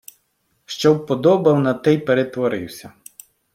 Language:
Ukrainian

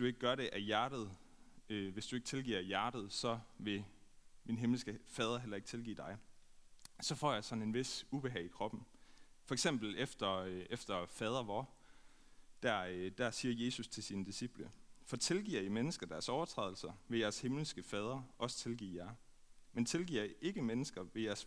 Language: Danish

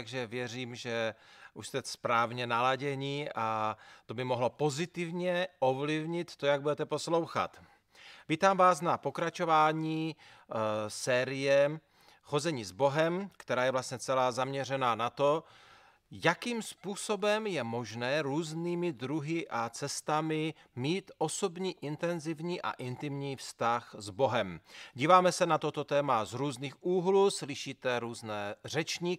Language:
Czech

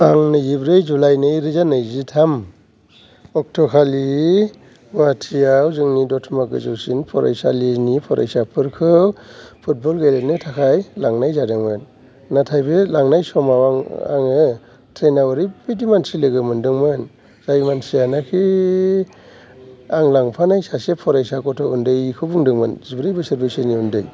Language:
Bodo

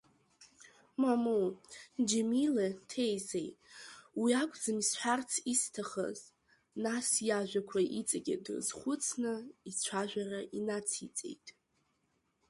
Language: Abkhazian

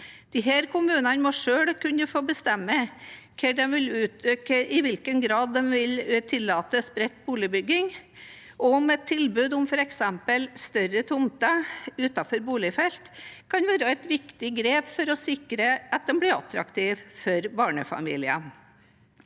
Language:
Norwegian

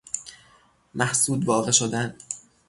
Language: Persian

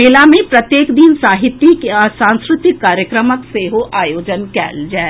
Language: Maithili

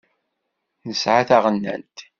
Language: Kabyle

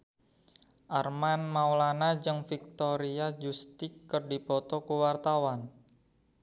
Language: Sundanese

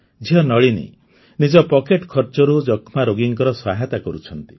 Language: Odia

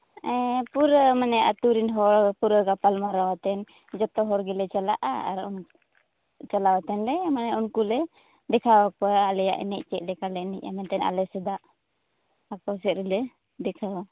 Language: Santali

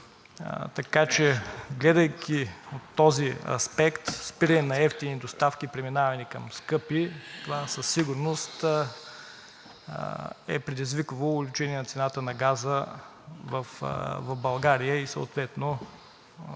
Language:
Bulgarian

